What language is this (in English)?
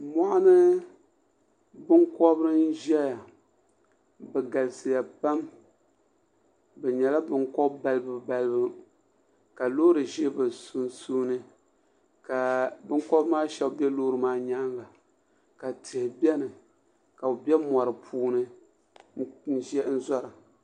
Dagbani